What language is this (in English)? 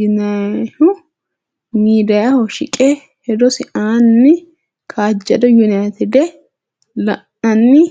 Sidamo